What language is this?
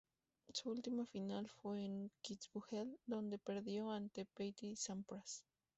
Spanish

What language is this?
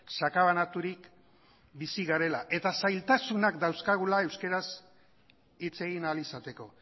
Basque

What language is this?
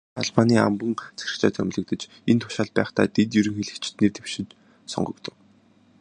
Mongolian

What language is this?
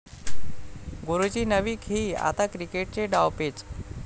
Marathi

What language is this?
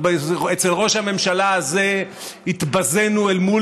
Hebrew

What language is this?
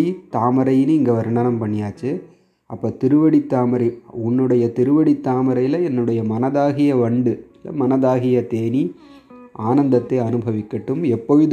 Tamil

